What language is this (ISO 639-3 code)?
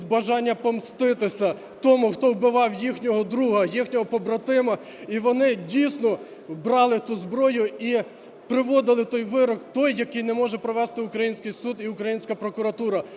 ukr